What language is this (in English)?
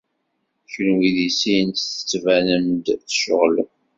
Kabyle